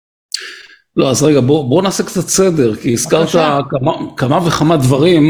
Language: Hebrew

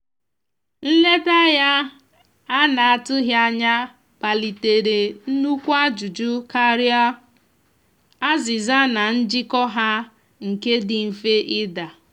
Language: Igbo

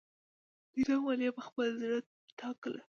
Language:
Pashto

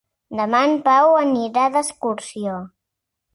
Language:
Catalan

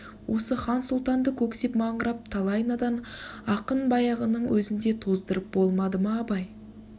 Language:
Kazakh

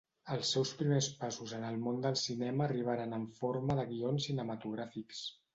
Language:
Catalan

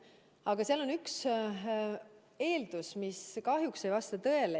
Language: Estonian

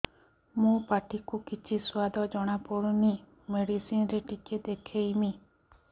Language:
Odia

